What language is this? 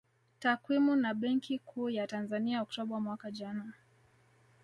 Swahili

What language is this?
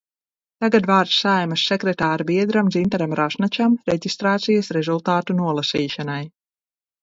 Latvian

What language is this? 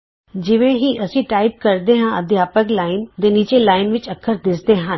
Punjabi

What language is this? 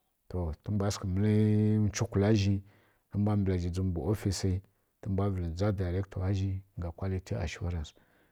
Kirya-Konzəl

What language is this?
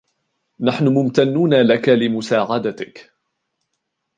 Arabic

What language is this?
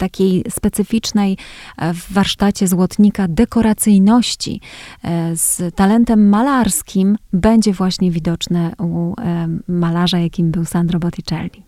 Polish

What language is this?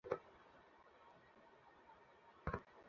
Bangla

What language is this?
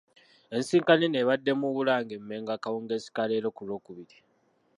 Ganda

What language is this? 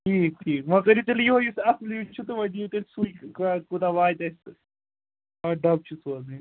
Kashmiri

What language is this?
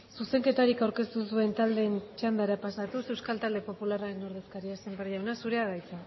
Basque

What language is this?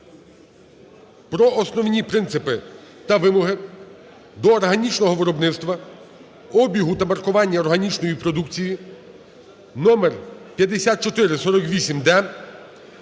Ukrainian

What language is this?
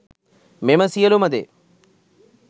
Sinhala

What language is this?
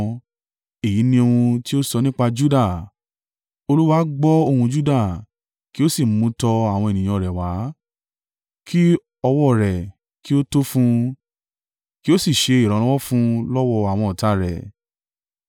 Yoruba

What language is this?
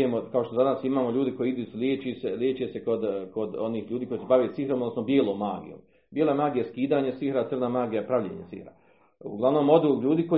Croatian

